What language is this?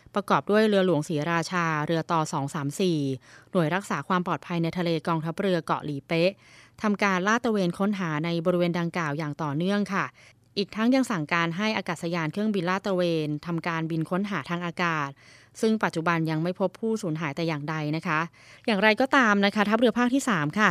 Thai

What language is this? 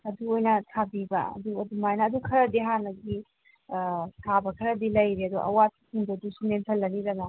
Manipuri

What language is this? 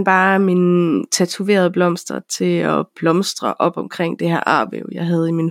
Danish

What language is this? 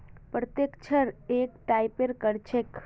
Magahi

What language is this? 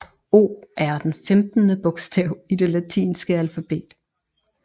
Danish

